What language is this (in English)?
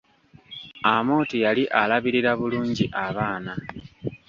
Ganda